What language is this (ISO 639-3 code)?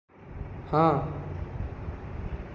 ori